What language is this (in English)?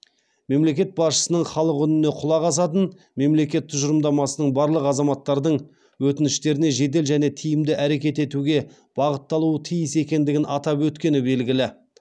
Kazakh